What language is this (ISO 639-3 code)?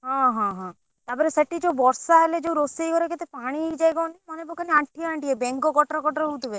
ori